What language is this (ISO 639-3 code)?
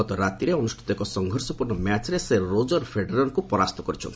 ori